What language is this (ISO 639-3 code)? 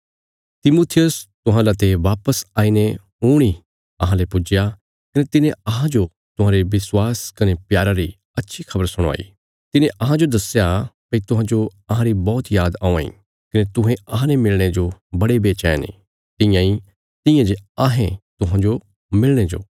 kfs